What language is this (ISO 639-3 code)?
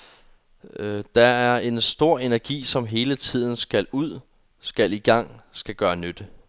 dan